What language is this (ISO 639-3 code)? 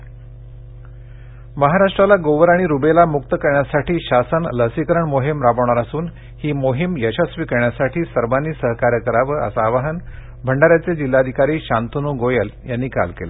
mar